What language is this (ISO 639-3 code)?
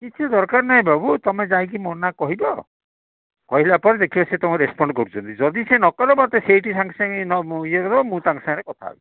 ori